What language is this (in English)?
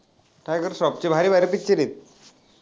Marathi